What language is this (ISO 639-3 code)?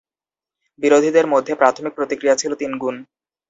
ben